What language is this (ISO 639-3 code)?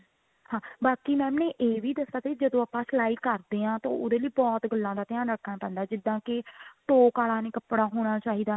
pan